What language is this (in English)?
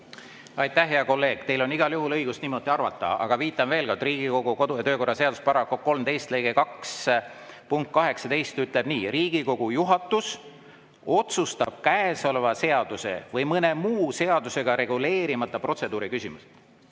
Estonian